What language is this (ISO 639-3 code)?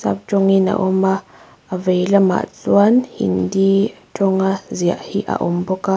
lus